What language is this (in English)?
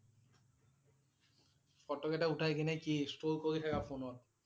Assamese